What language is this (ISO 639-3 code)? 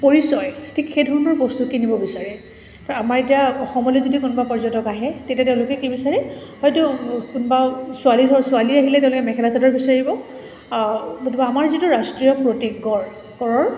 asm